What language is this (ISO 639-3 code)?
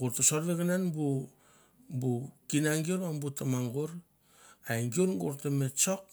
tbf